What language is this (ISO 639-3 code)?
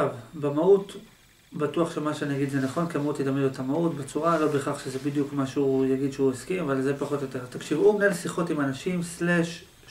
heb